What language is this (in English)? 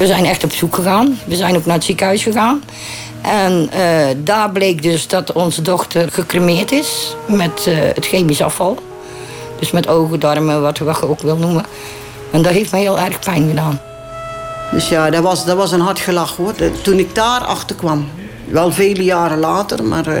Dutch